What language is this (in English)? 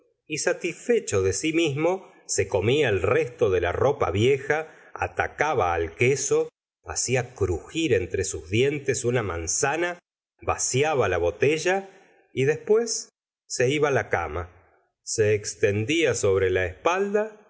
Spanish